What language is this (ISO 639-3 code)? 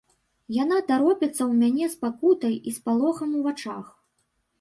bel